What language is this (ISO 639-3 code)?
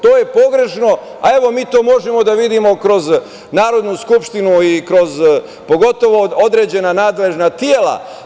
srp